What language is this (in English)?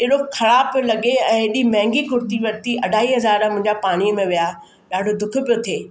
Sindhi